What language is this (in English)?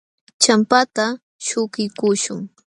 Jauja Wanca Quechua